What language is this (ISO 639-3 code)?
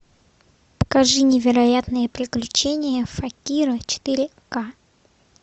rus